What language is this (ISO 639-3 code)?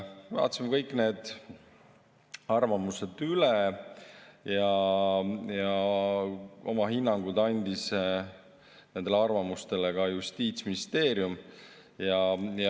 est